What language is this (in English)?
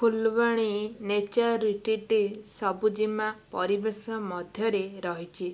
Odia